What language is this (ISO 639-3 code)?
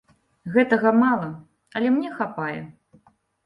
bel